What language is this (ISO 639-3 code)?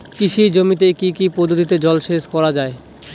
ben